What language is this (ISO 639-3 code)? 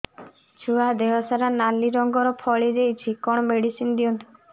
ori